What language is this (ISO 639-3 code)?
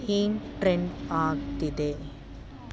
kan